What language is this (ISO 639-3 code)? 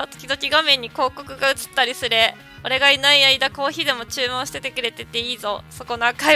jpn